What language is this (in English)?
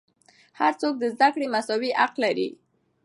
Pashto